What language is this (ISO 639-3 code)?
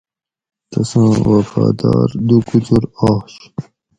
gwc